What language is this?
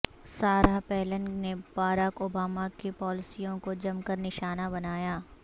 Urdu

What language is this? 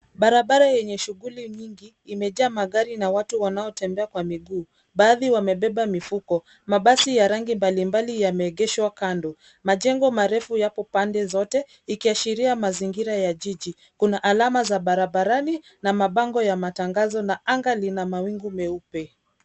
Swahili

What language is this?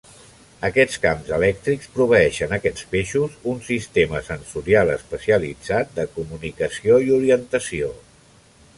Catalan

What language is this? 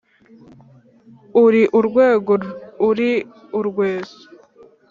Kinyarwanda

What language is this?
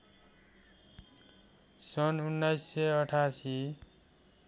Nepali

